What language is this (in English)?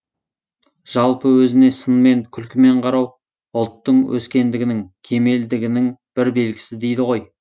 Kazakh